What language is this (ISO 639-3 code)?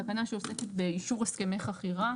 heb